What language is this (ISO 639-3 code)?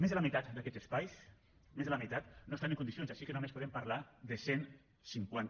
cat